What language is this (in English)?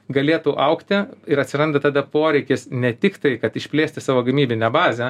Lithuanian